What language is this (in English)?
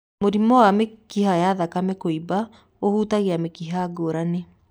Kikuyu